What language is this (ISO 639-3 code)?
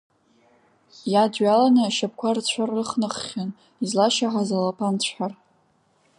abk